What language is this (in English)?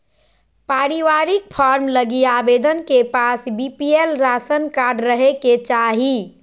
Magahi